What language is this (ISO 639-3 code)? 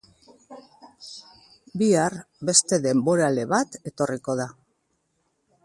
eus